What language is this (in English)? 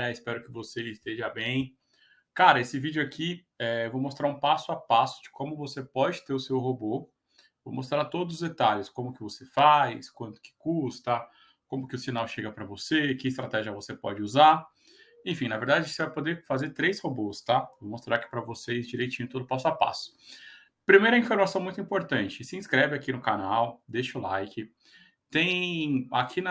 Portuguese